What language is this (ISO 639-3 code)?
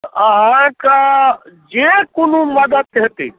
mai